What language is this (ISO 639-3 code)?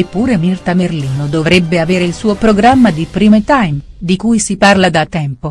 ita